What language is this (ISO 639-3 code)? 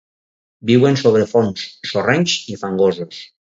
cat